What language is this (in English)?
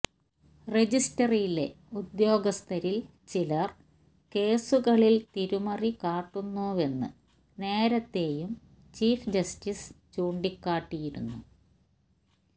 Malayalam